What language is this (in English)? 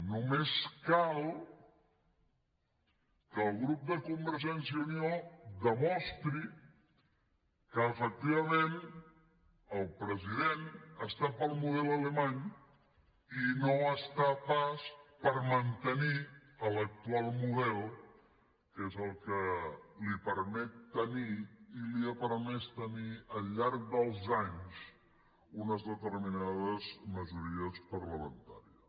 Catalan